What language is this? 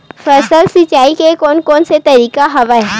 Chhattisgarhi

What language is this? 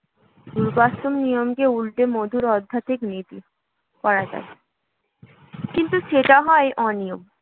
Bangla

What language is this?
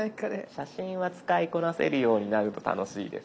Japanese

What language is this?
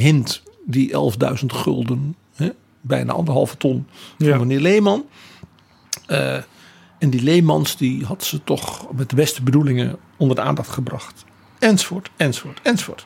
Dutch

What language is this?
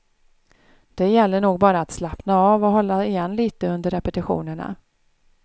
Swedish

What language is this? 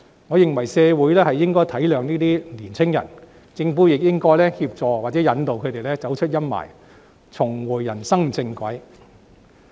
Cantonese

